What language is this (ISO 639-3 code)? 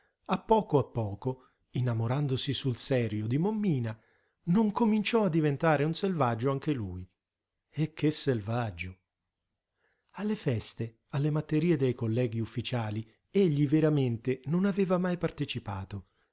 ita